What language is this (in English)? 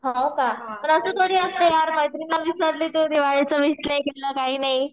Marathi